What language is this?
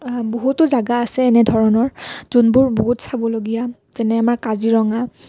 Assamese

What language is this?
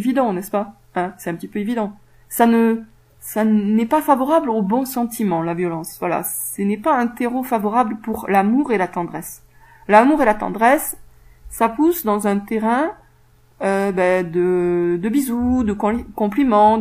French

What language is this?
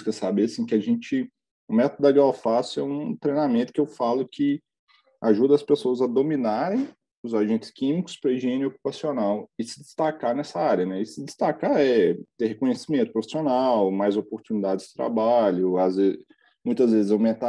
Portuguese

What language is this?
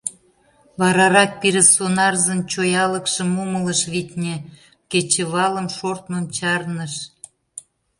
Mari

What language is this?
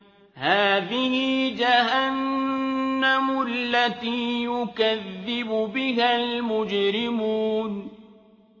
Arabic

